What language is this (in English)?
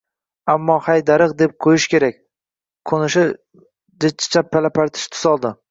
Uzbek